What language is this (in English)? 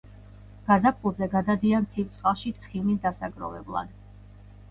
Georgian